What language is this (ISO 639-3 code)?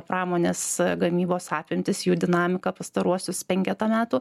lit